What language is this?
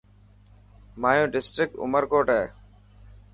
Dhatki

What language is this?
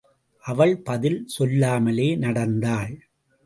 Tamil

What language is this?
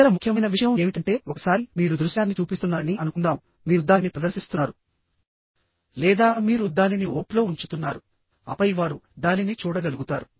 Telugu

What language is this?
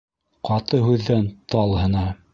Bashkir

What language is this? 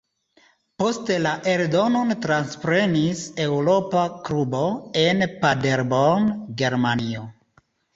Esperanto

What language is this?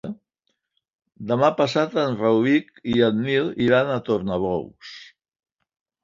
Catalan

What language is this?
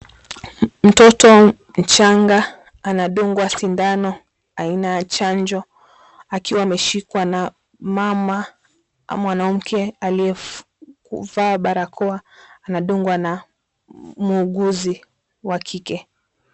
Swahili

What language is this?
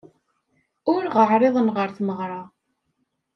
Kabyle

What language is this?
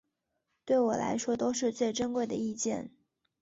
Chinese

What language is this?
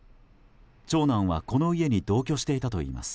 Japanese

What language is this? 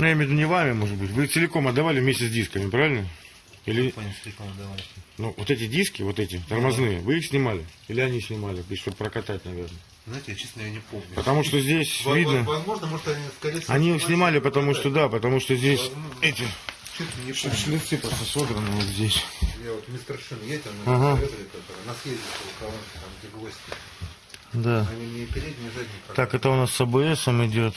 Russian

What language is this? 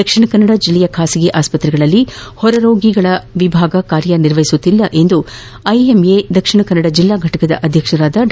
Kannada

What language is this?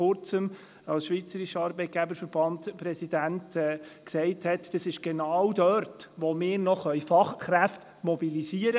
Swiss German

